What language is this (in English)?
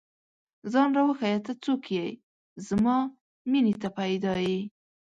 Pashto